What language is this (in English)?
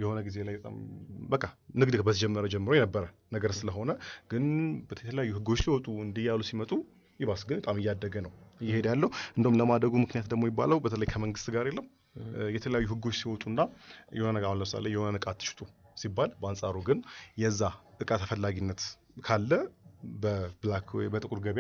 Arabic